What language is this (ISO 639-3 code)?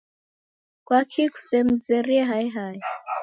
dav